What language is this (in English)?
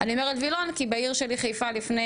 Hebrew